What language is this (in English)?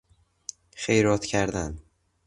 Persian